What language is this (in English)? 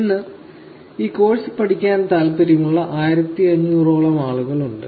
Malayalam